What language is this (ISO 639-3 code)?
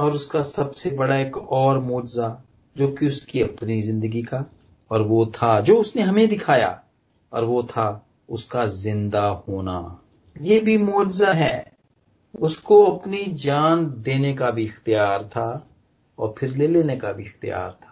pan